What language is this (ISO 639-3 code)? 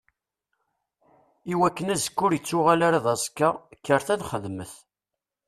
kab